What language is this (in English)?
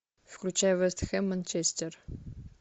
Russian